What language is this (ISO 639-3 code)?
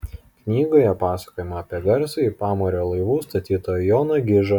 lit